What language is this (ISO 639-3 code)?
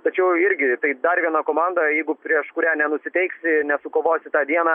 lit